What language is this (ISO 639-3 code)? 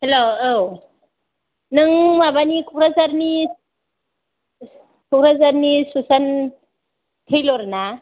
brx